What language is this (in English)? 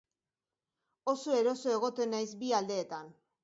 Basque